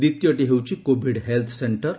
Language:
Odia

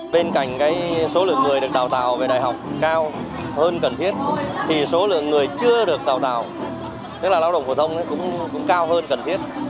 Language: Vietnamese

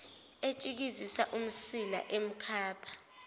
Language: Zulu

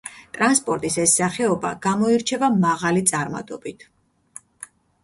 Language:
Georgian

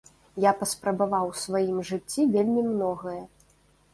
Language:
Belarusian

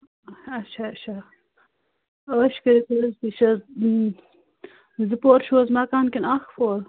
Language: Kashmiri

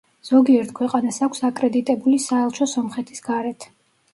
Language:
Georgian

